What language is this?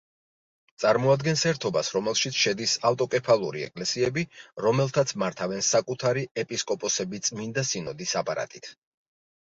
Georgian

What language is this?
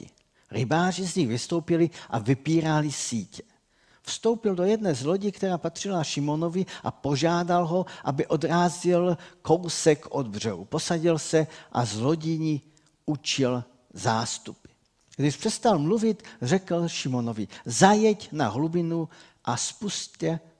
Czech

